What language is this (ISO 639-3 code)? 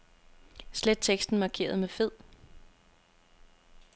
dan